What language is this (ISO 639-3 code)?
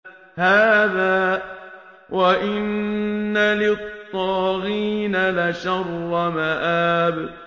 ara